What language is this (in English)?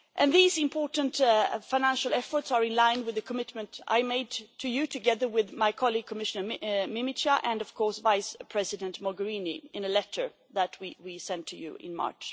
English